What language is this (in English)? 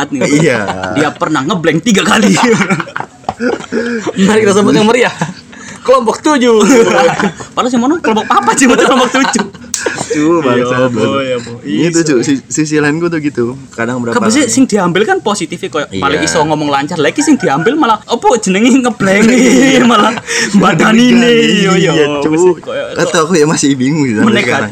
Indonesian